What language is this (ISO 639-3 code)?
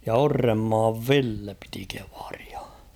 fin